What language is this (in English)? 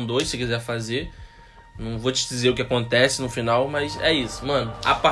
Portuguese